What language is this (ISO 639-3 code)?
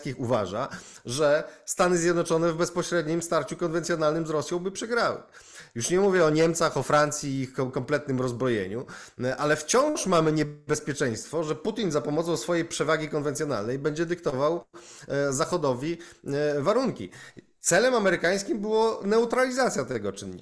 pol